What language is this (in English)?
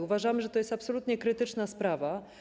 Polish